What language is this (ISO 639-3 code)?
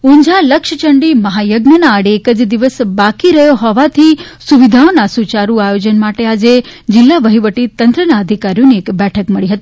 guj